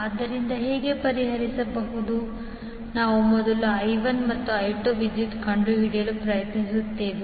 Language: Kannada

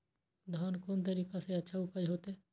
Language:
Maithili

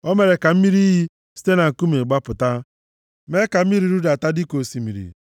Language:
Igbo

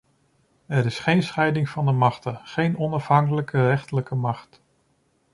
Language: Dutch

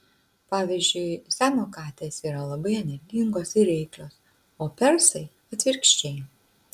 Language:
Lithuanian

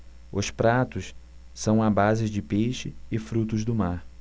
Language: Portuguese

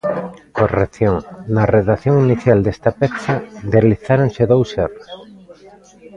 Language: Galician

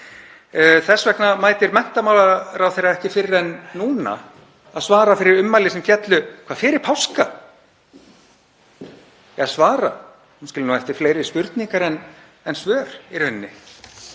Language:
Icelandic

